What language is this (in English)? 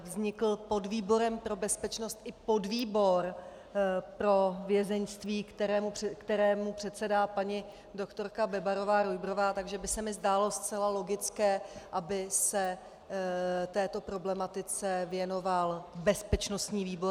Czech